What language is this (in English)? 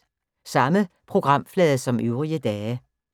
Danish